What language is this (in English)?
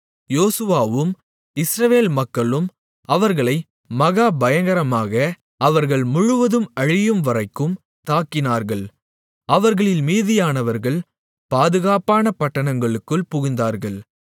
Tamil